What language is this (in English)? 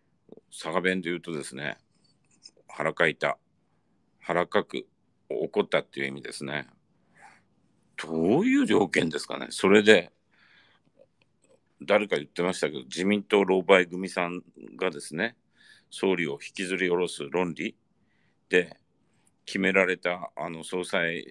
Japanese